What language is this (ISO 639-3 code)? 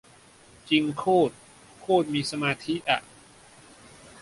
tha